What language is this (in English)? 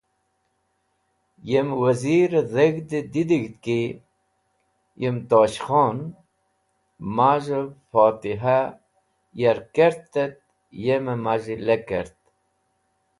Wakhi